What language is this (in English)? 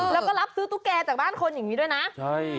Thai